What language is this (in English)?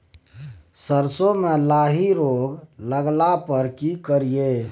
Maithili